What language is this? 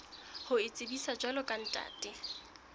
Southern Sotho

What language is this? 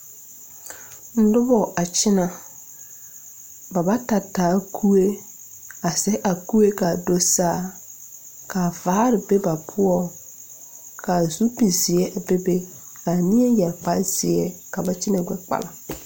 Southern Dagaare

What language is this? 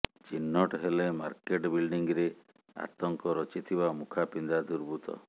Odia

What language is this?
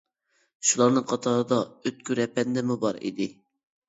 Uyghur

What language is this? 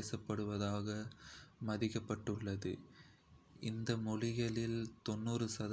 Kota (India)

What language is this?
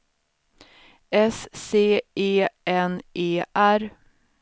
Swedish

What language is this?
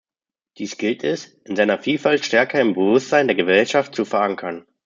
German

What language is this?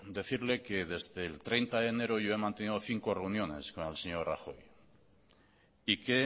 Spanish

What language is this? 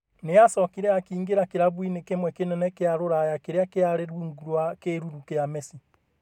Kikuyu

